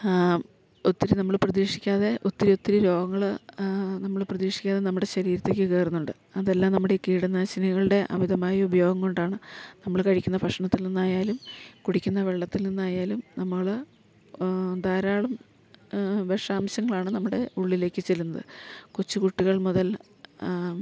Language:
Malayalam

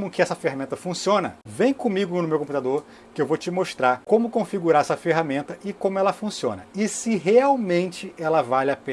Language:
Portuguese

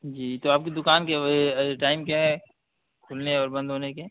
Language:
Urdu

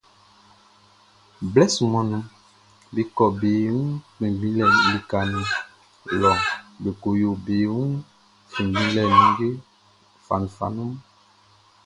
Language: Baoulé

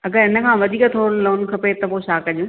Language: Sindhi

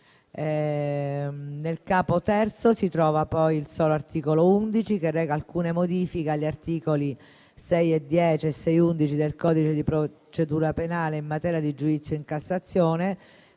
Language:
Italian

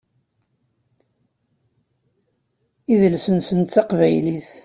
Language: Kabyle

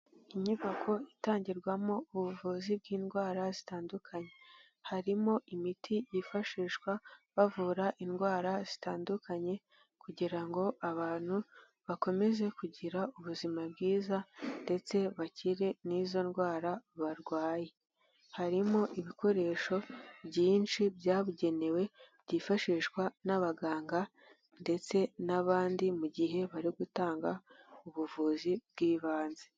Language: Kinyarwanda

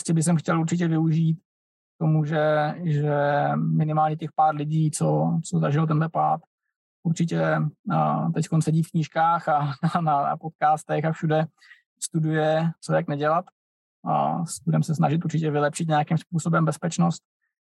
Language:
Czech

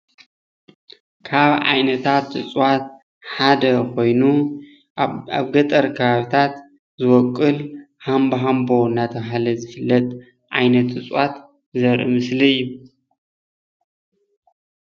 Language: Tigrinya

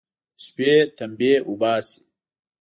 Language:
Pashto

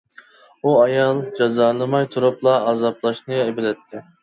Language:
Uyghur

